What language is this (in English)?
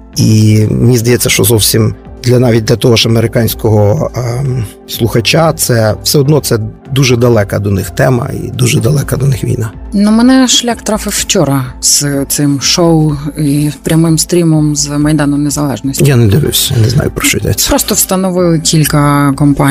Ukrainian